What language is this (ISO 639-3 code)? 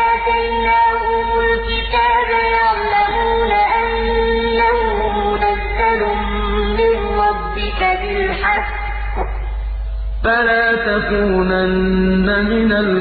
ara